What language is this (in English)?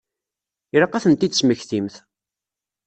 Kabyle